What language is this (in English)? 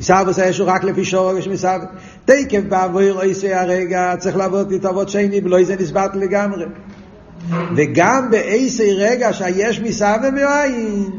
Hebrew